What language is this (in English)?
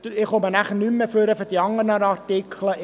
Swiss German